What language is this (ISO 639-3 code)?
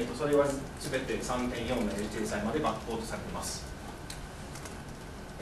jpn